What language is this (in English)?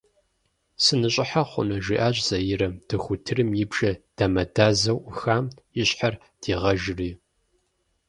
Kabardian